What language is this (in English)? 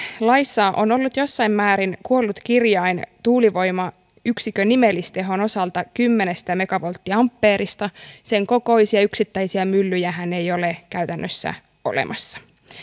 Finnish